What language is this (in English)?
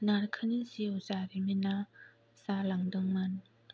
Bodo